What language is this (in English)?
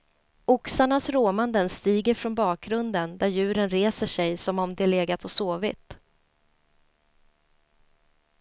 Swedish